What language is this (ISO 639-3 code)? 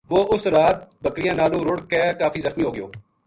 gju